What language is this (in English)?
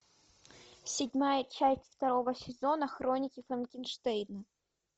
Russian